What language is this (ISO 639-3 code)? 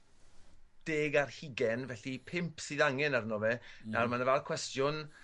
cym